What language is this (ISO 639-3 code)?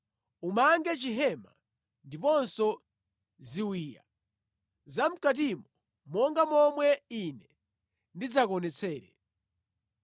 nya